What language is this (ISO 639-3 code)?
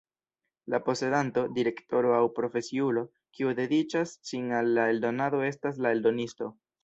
epo